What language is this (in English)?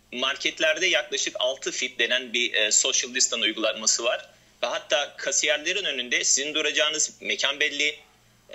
Turkish